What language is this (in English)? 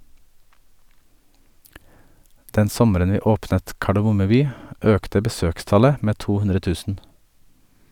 Norwegian